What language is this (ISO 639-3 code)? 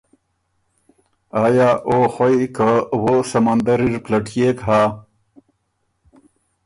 oru